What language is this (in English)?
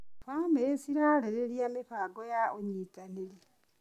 Kikuyu